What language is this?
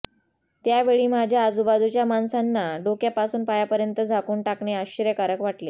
Marathi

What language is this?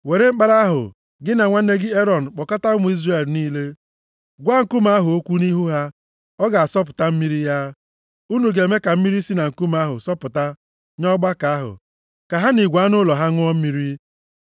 Igbo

